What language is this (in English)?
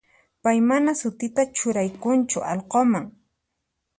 Puno Quechua